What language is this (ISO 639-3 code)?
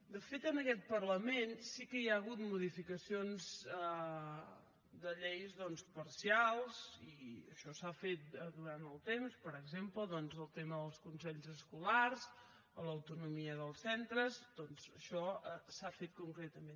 cat